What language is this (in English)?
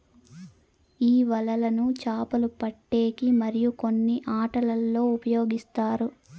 Telugu